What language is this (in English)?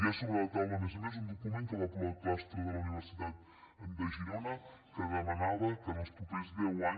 Catalan